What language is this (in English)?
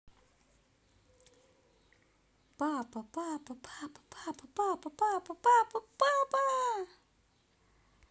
Russian